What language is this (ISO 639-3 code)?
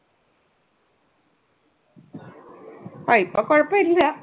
mal